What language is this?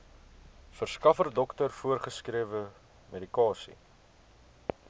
Afrikaans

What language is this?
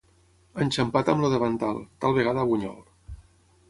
Catalan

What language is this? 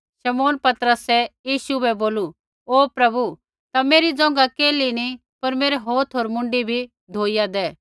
Kullu Pahari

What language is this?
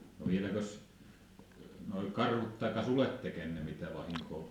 Finnish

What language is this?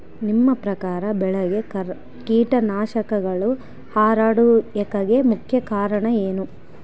Kannada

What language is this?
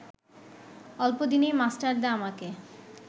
Bangla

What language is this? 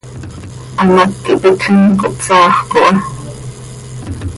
Seri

